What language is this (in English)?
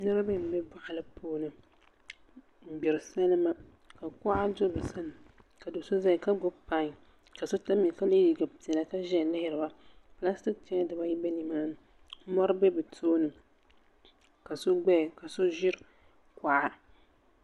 Dagbani